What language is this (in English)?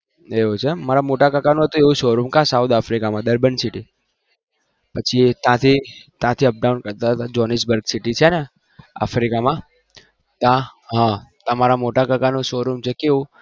Gujarati